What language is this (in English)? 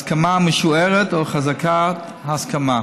Hebrew